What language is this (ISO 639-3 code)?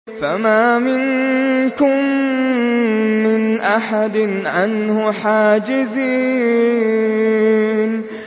ara